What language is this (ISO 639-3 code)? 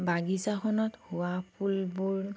asm